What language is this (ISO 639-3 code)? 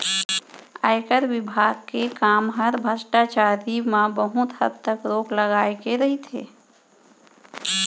hne